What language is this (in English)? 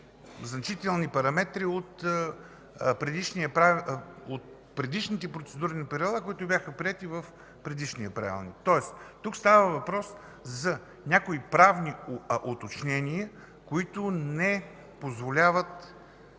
Bulgarian